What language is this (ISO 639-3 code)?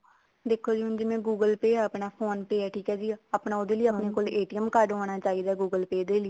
pan